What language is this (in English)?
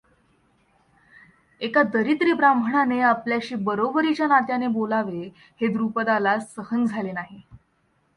Marathi